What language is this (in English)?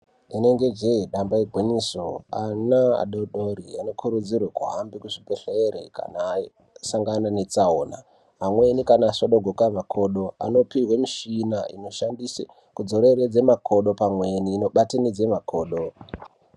Ndau